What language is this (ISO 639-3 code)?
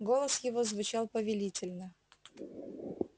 rus